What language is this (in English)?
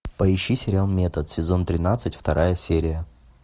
Russian